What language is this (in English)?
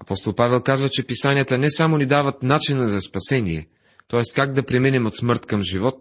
Bulgarian